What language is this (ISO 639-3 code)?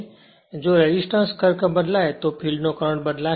guj